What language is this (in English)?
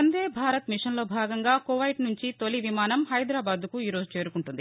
Telugu